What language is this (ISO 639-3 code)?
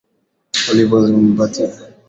swa